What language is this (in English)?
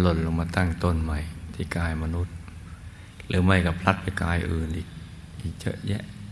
Thai